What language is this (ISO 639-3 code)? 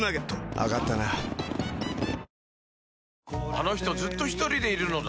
jpn